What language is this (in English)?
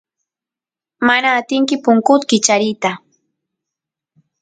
Santiago del Estero Quichua